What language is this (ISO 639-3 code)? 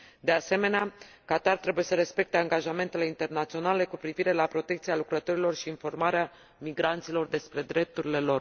ron